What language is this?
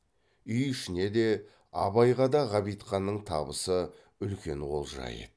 Kazakh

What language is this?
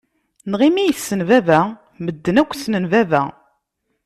Kabyle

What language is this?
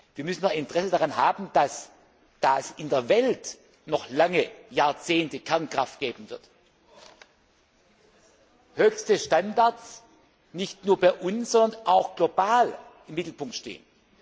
German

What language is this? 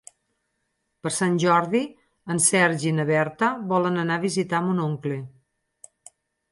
Catalan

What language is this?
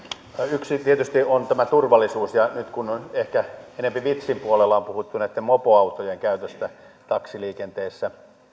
Finnish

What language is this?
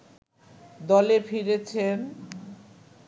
Bangla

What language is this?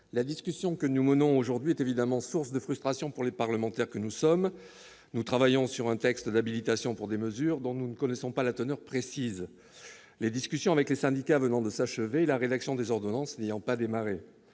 French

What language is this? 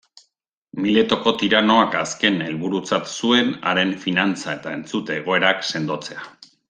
Basque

